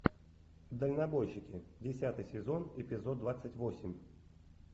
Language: Russian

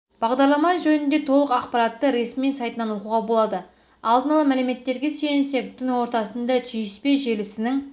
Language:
Kazakh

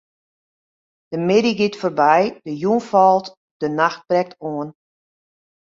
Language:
Western Frisian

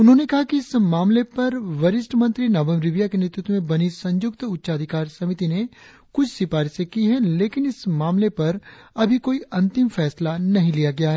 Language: Hindi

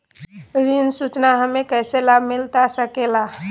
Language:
Magahi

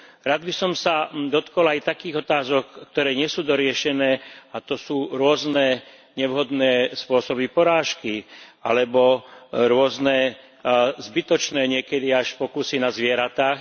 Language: Slovak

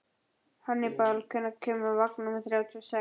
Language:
Icelandic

